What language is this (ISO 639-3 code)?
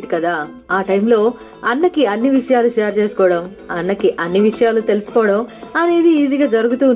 tel